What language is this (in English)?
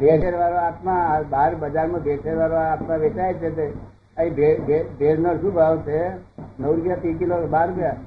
Gujarati